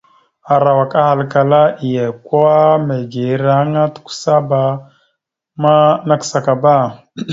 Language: Mada (Cameroon)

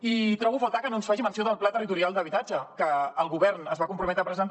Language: Catalan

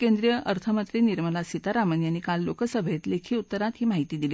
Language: Marathi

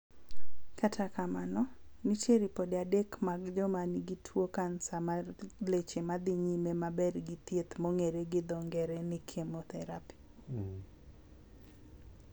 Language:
Luo (Kenya and Tanzania)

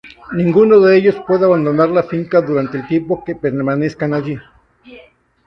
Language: Spanish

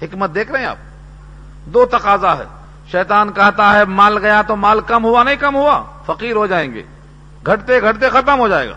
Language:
Urdu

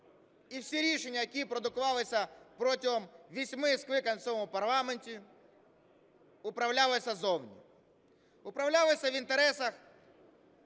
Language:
Ukrainian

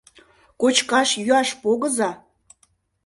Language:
Mari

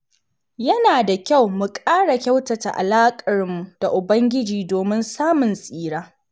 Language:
Hausa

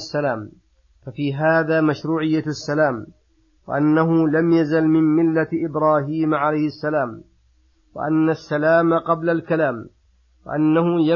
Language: Arabic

